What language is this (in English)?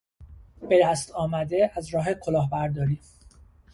Persian